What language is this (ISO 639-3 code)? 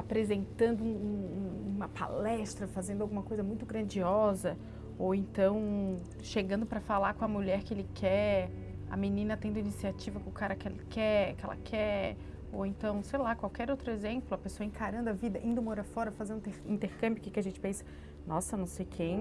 por